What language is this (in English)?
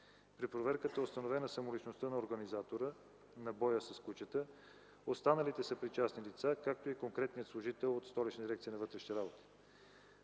Bulgarian